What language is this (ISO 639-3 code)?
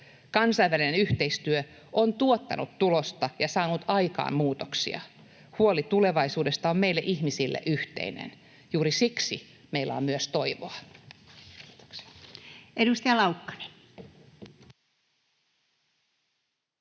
fin